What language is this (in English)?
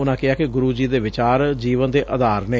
Punjabi